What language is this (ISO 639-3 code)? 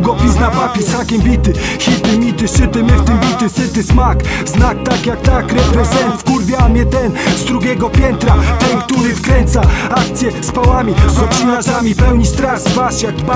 pol